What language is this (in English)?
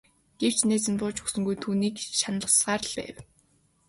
Mongolian